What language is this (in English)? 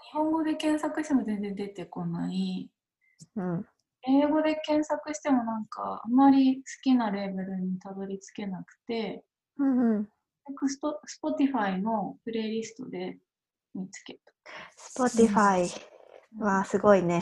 Japanese